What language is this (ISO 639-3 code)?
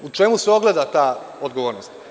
srp